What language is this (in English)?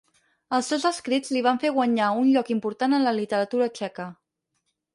Catalan